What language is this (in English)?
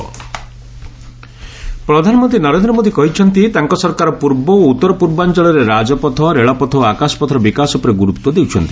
Odia